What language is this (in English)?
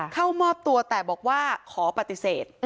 Thai